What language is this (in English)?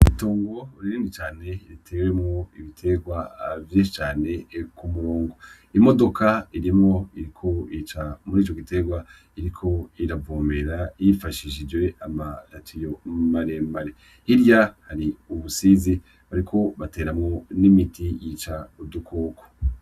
Rundi